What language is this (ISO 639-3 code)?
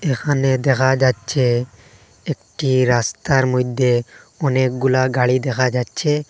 ben